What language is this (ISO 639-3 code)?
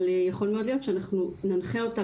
heb